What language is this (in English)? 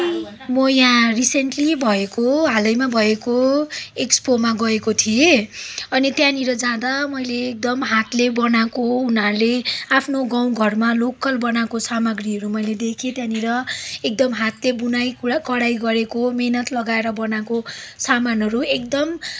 Nepali